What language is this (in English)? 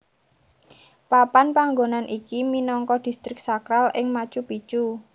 Javanese